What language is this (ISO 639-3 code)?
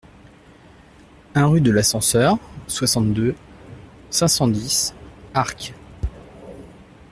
fra